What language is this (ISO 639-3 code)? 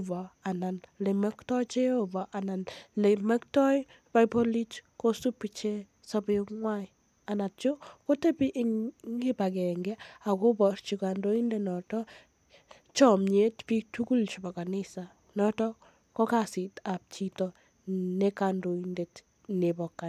kln